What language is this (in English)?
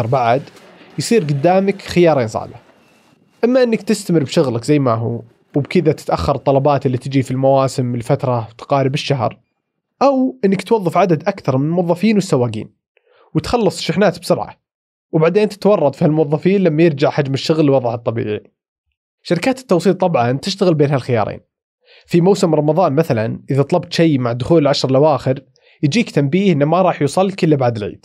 Arabic